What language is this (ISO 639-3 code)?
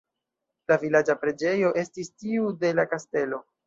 epo